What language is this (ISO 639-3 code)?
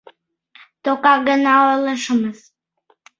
chm